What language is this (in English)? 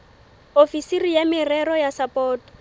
Southern Sotho